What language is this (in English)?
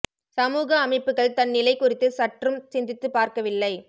Tamil